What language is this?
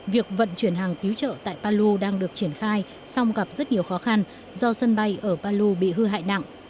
Vietnamese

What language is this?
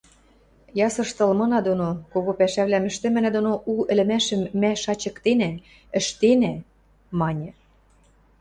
Western Mari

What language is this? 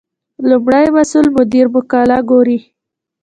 Pashto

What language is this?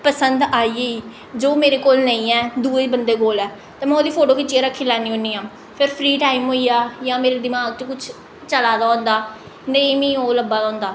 Dogri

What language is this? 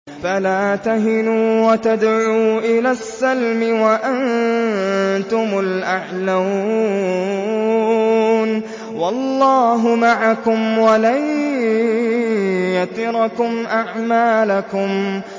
Arabic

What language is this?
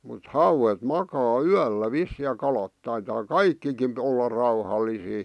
Finnish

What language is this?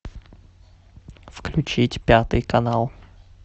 Russian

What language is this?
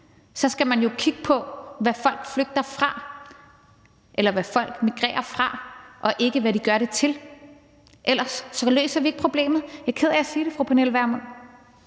Danish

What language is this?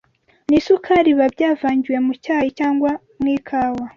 Kinyarwanda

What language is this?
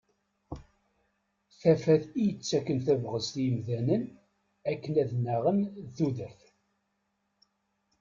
Kabyle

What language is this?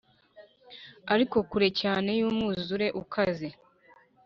Kinyarwanda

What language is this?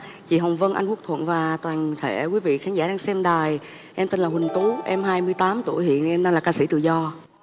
Vietnamese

